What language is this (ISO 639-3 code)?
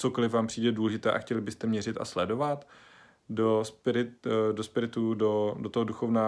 ces